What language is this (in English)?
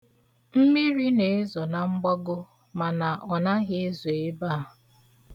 Igbo